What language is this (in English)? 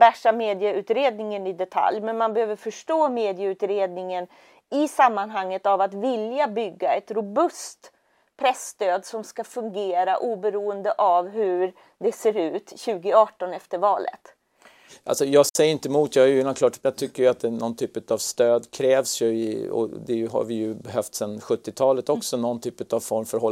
Swedish